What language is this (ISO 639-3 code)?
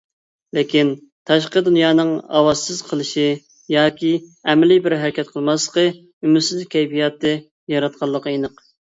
uig